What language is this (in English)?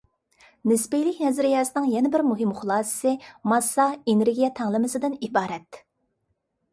Uyghur